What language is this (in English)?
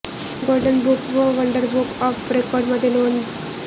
Marathi